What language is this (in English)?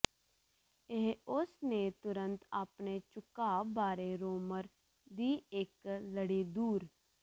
Punjabi